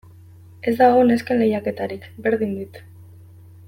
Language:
Basque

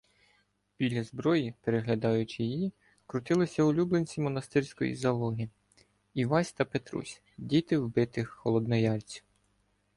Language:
Ukrainian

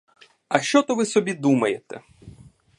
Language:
Ukrainian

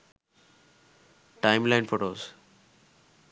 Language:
Sinhala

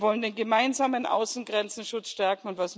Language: German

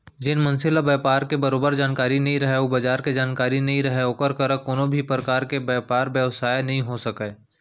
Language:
Chhattisgarhi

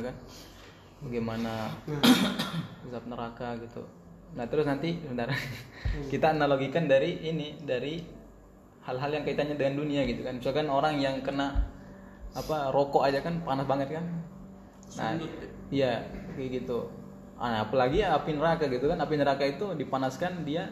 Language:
Indonesian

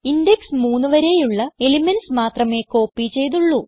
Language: Malayalam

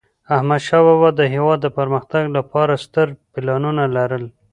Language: Pashto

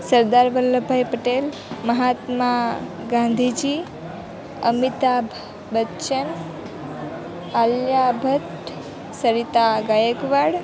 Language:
Gujarati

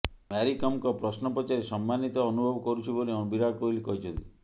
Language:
Odia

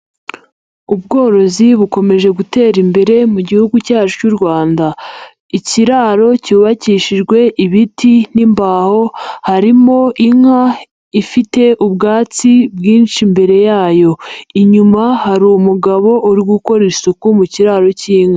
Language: Kinyarwanda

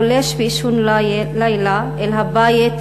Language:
Hebrew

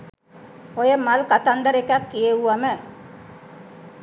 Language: Sinhala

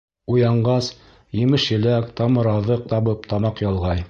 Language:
Bashkir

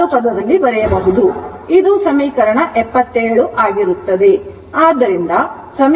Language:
Kannada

